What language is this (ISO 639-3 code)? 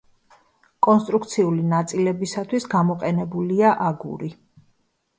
kat